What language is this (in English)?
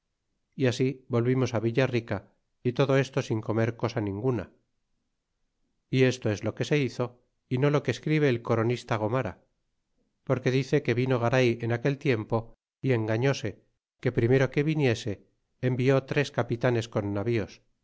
Spanish